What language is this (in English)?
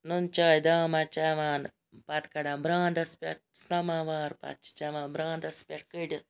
Kashmiri